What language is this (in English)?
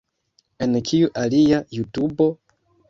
Esperanto